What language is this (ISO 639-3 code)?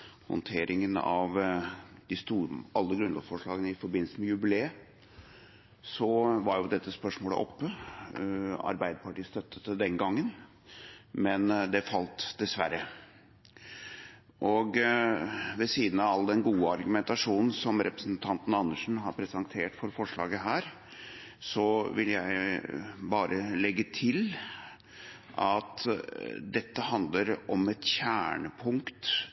nob